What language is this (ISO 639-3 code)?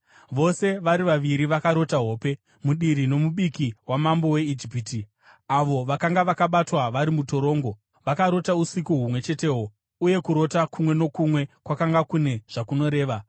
sna